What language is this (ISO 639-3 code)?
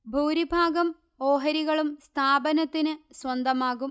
mal